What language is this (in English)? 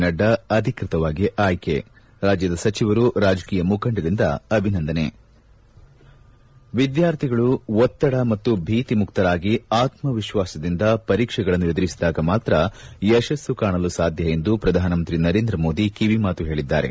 Kannada